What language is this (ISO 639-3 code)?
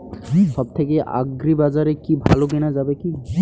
ben